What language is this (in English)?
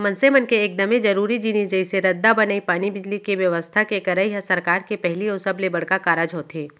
Chhattisgarhi